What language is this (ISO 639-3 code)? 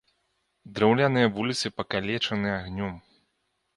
bel